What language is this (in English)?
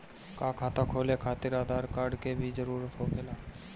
Bhojpuri